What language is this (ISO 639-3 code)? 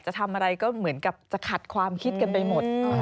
tha